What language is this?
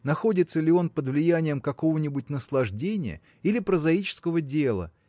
Russian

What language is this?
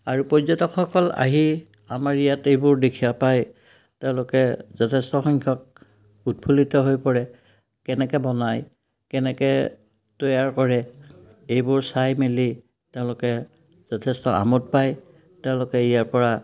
Assamese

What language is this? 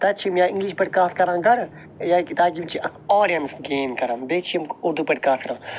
Kashmiri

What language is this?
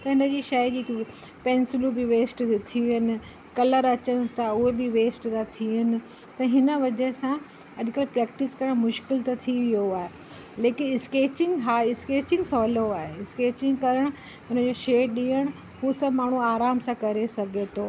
Sindhi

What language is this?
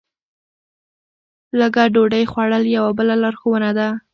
Pashto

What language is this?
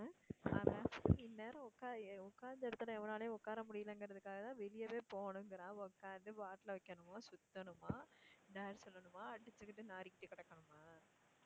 Tamil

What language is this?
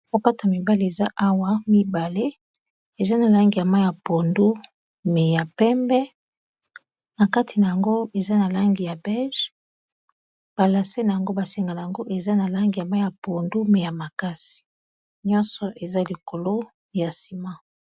Lingala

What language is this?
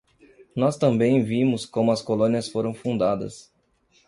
Portuguese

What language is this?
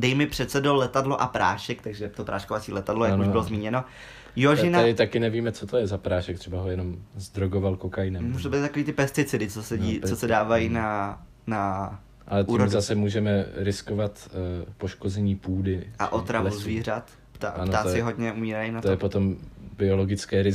Czech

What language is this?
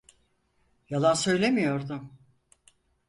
Turkish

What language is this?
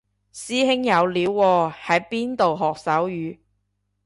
Cantonese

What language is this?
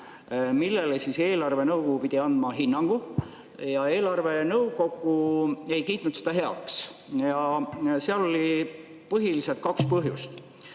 Estonian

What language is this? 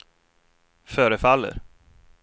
Swedish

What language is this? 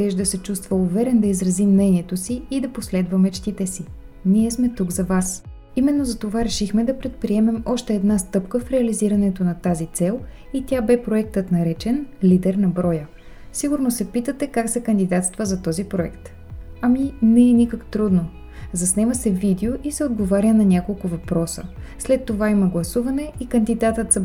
Bulgarian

